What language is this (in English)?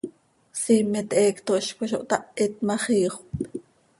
Seri